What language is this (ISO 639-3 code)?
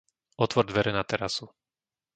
slk